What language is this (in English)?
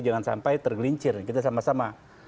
Indonesian